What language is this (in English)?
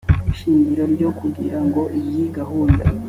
Kinyarwanda